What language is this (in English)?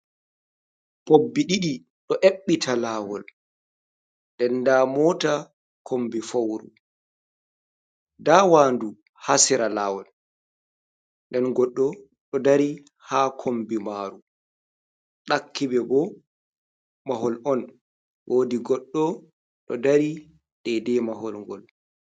Fula